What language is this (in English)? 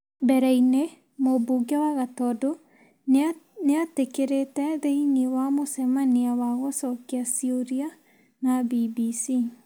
Kikuyu